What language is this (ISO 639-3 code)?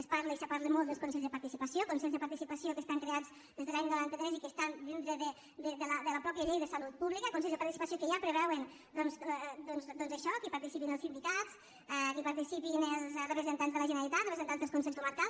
cat